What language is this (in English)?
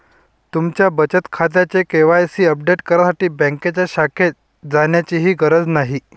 Marathi